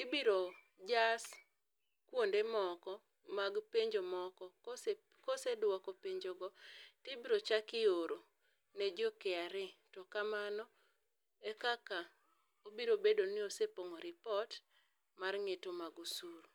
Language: Luo (Kenya and Tanzania)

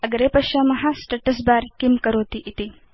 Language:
Sanskrit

